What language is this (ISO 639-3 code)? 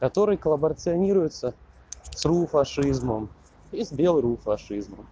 rus